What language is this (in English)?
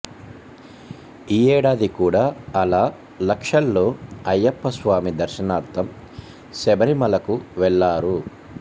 Telugu